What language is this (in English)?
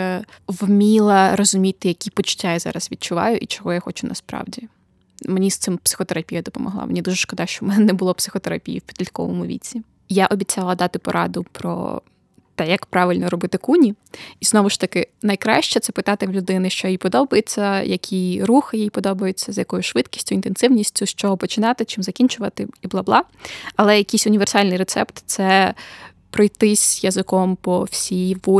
Ukrainian